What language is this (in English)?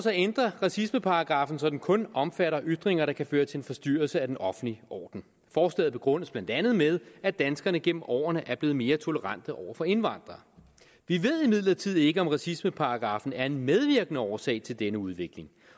Danish